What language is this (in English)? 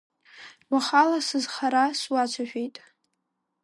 Abkhazian